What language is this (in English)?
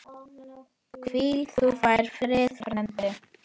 Icelandic